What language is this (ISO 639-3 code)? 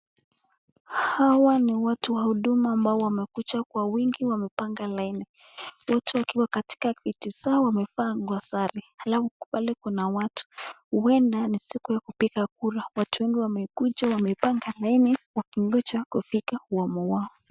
swa